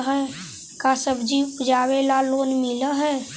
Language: Magahi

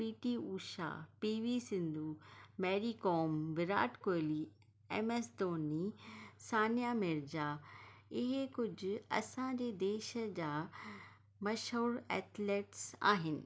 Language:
Sindhi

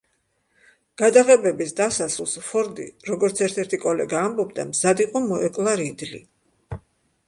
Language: Georgian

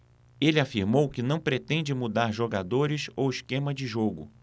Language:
Portuguese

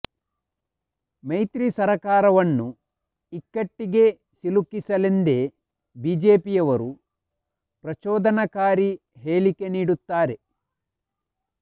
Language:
Kannada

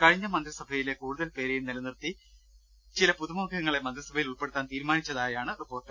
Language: Malayalam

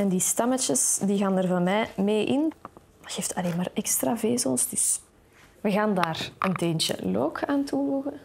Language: Dutch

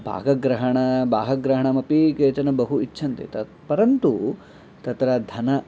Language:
Sanskrit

